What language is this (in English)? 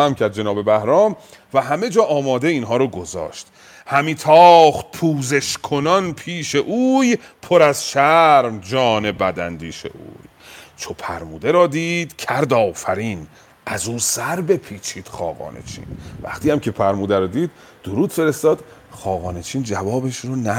Persian